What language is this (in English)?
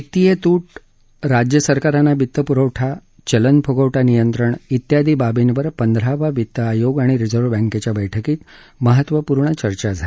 Marathi